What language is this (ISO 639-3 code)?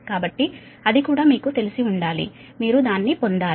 tel